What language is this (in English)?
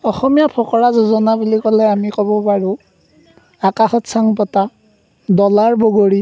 Assamese